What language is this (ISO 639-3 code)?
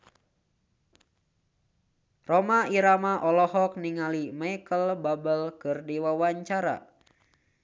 sun